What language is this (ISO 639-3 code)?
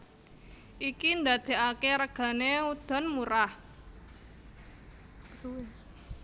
jav